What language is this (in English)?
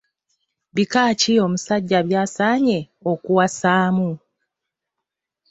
Ganda